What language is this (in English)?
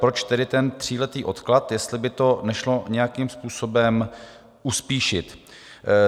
Czech